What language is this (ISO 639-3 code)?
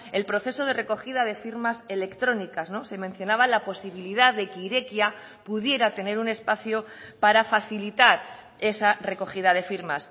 spa